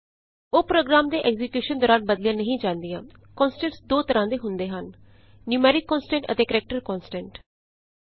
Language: Punjabi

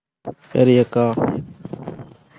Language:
Tamil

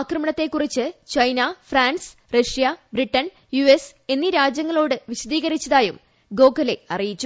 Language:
Malayalam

